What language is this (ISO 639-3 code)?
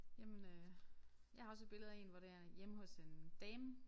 dan